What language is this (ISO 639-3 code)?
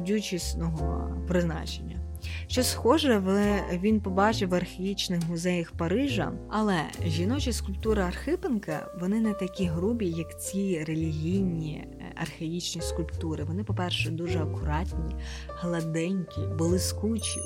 ukr